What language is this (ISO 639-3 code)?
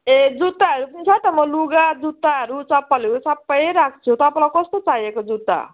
nep